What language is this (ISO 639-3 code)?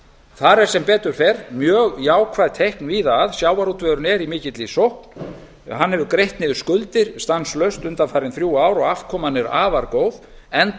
isl